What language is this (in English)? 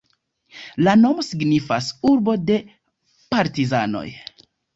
Esperanto